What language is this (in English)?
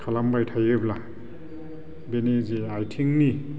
Bodo